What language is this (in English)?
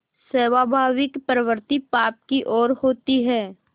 Hindi